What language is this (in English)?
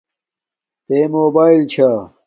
Domaaki